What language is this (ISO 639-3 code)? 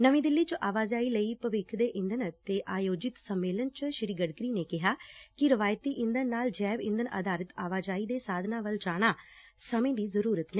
pan